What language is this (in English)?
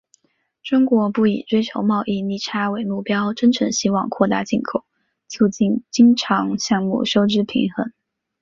Chinese